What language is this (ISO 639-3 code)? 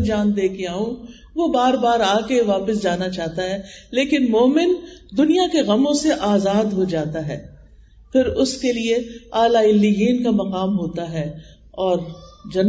urd